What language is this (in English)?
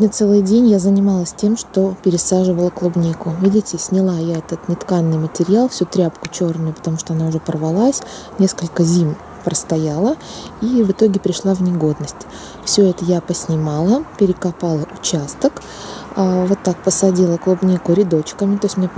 Russian